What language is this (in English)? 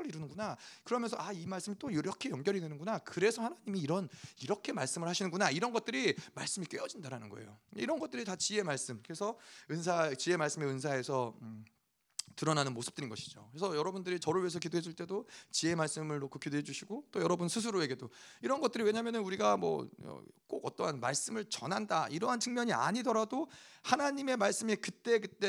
Korean